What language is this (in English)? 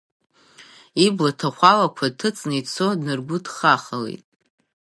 Abkhazian